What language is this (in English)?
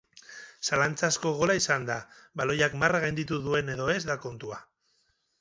Basque